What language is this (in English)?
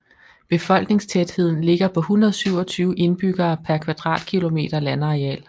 Danish